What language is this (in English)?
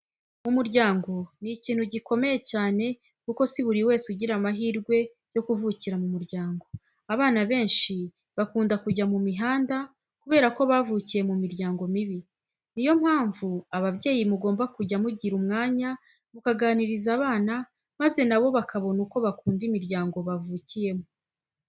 Kinyarwanda